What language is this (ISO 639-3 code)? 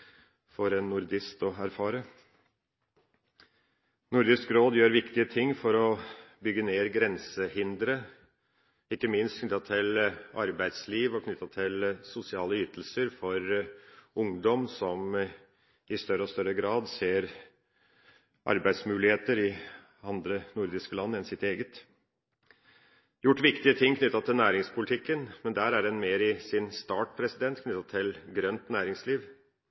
nob